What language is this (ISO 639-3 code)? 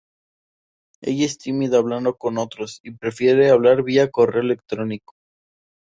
spa